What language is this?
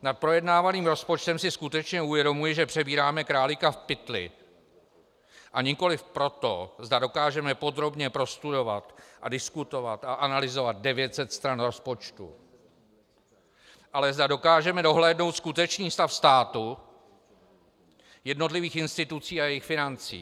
Czech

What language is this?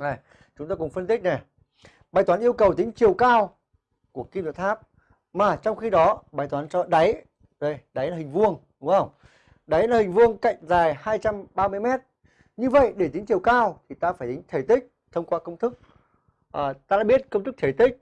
Vietnamese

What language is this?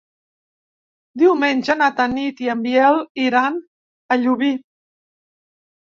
Catalan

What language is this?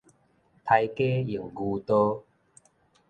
Min Nan Chinese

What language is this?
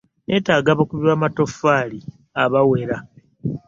Ganda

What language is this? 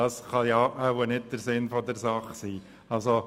Swiss German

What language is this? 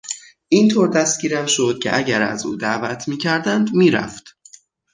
Persian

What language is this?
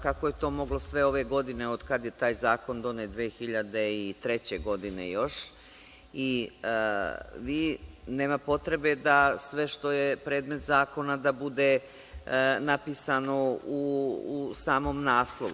Serbian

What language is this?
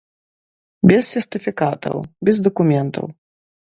Belarusian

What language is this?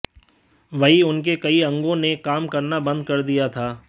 Hindi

